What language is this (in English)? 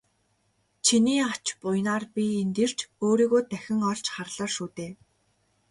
Mongolian